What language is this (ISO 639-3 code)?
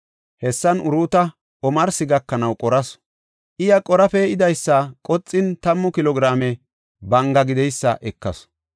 gof